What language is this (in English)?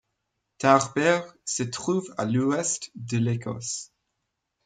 French